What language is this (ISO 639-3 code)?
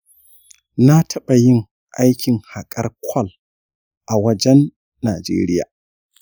hau